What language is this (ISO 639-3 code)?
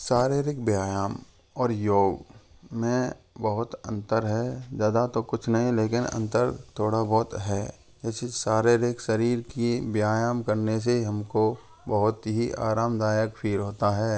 hin